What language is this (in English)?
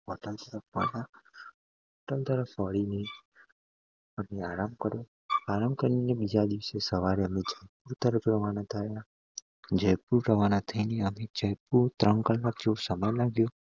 Gujarati